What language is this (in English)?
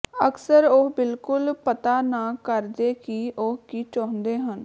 Punjabi